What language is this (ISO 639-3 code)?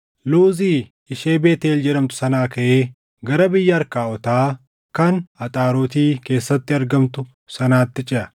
orm